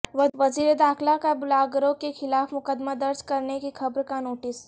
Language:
Urdu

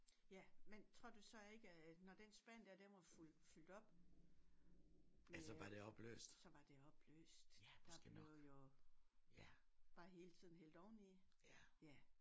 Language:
Danish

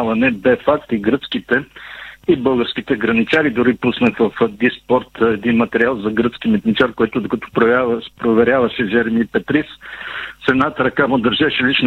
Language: Bulgarian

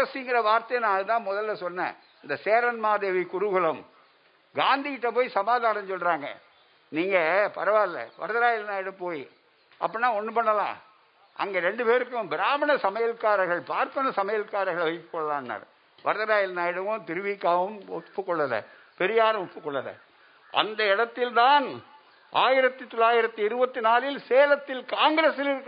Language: Tamil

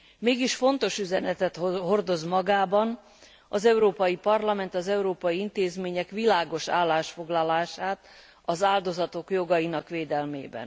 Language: Hungarian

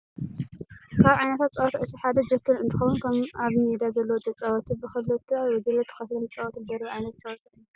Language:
Tigrinya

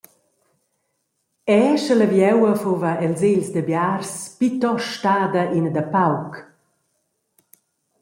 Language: Romansh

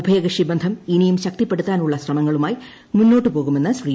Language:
Malayalam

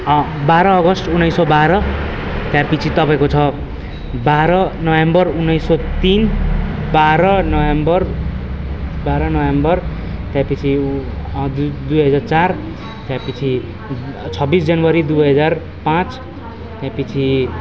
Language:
Nepali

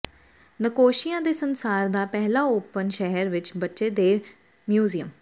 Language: Punjabi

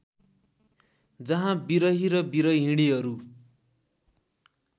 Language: Nepali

